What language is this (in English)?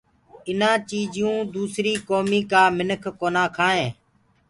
Gurgula